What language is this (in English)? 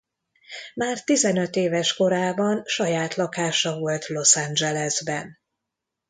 Hungarian